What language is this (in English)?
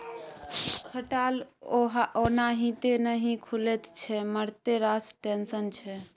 Maithili